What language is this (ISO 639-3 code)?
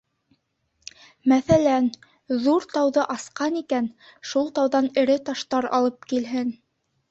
bak